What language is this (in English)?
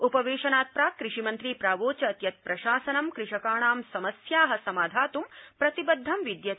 Sanskrit